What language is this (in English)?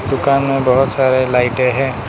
Hindi